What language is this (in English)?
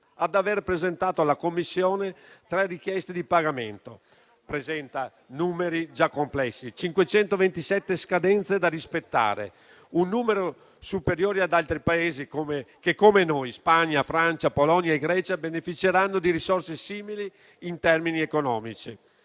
Italian